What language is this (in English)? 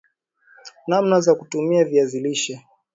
Swahili